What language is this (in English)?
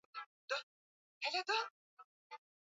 Swahili